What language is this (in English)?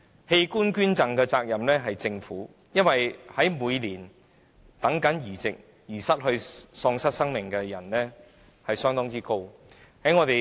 Cantonese